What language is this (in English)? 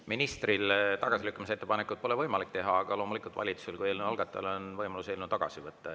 Estonian